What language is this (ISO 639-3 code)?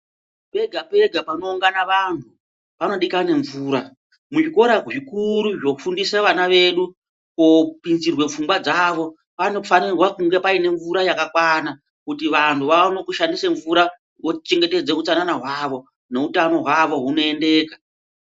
ndc